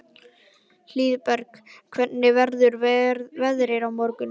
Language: Icelandic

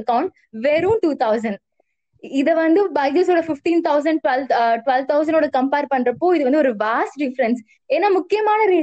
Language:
Tamil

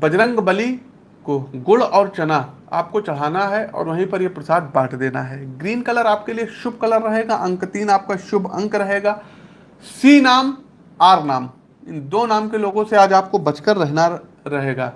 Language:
Hindi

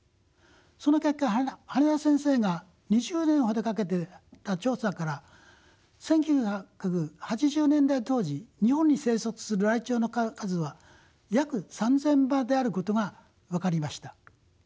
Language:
Japanese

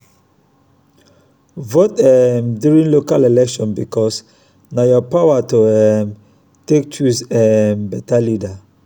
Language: Nigerian Pidgin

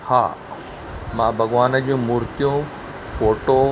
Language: Sindhi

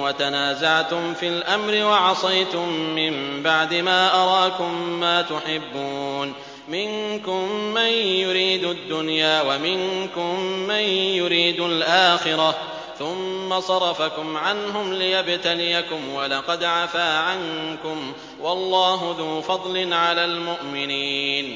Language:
Arabic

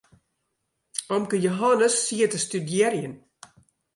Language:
Western Frisian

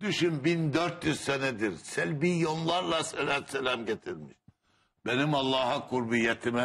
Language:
Turkish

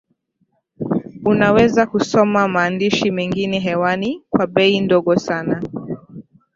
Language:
Swahili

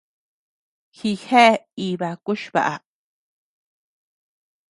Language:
Tepeuxila Cuicatec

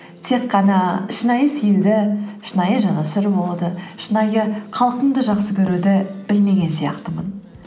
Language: Kazakh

